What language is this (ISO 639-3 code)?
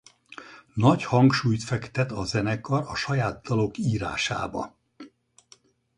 hun